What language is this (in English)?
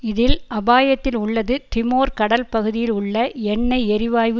Tamil